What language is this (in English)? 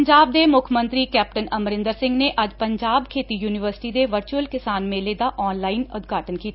Punjabi